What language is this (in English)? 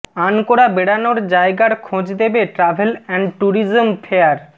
Bangla